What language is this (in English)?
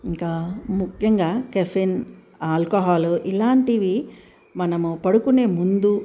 Telugu